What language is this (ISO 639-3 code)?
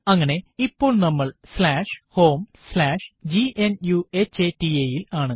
mal